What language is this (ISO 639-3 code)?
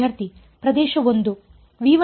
kan